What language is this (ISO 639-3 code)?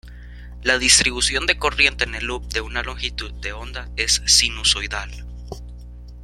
spa